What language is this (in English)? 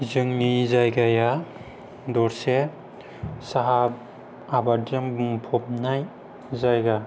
Bodo